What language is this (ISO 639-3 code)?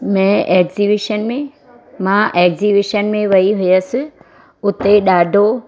snd